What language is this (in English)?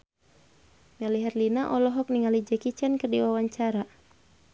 Sundanese